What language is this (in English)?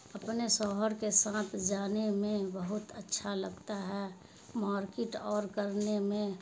Urdu